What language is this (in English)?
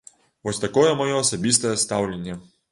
Belarusian